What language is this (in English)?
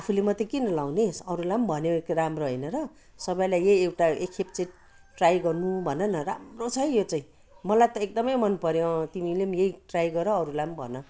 Nepali